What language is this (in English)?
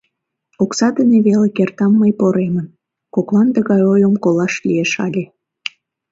Mari